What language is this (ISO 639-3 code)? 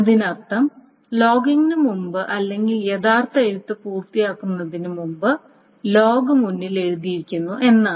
mal